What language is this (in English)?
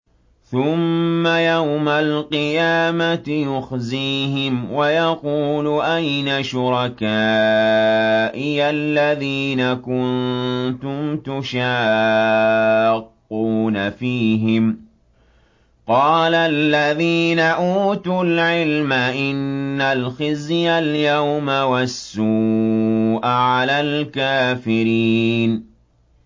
Arabic